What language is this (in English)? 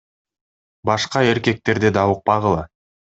Kyrgyz